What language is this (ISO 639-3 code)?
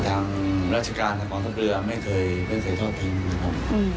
tha